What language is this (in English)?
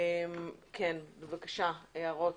Hebrew